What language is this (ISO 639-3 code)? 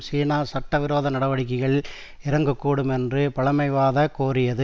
tam